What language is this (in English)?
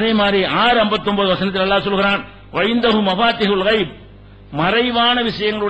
Arabic